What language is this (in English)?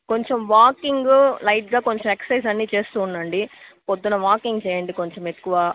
Telugu